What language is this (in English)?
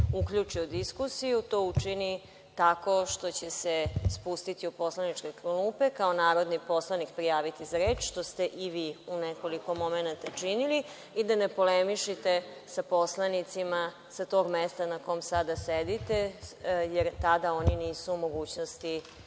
Serbian